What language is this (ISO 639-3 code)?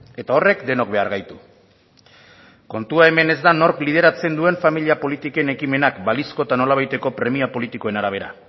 eus